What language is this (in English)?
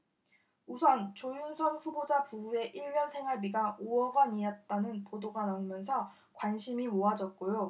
Korean